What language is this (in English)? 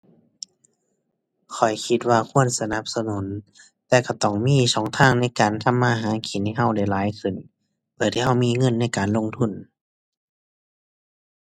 Thai